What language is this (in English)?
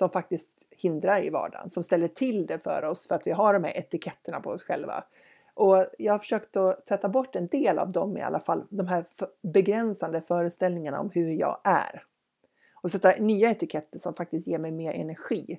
Swedish